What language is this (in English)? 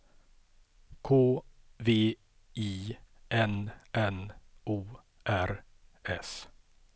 Swedish